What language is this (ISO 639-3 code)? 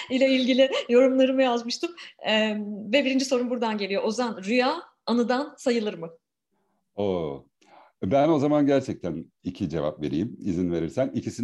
tur